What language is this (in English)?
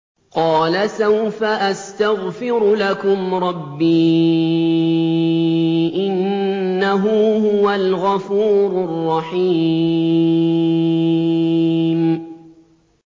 Arabic